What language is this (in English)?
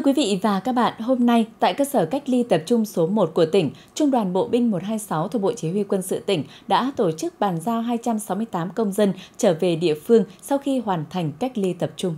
Vietnamese